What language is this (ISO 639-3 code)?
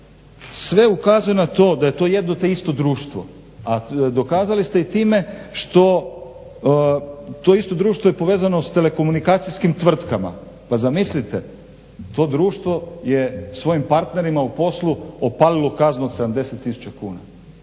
hrv